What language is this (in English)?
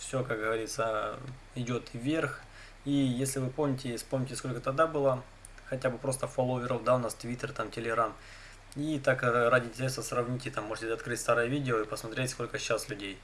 Russian